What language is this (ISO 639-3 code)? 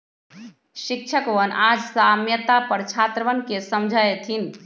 mag